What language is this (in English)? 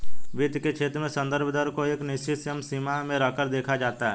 Hindi